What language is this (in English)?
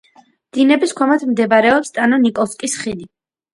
Georgian